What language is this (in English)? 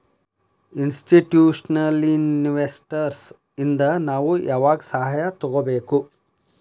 Kannada